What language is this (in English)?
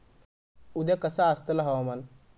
Marathi